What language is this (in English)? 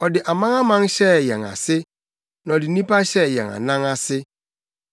Akan